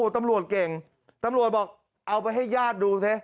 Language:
Thai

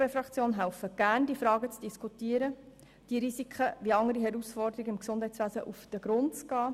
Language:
Swiss German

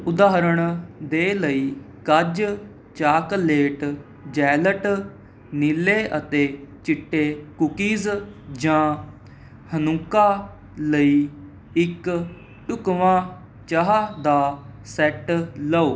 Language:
Punjabi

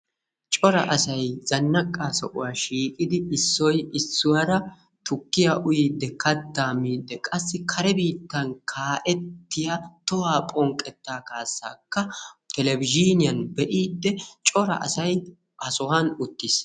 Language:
Wolaytta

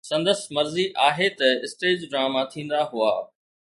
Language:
Sindhi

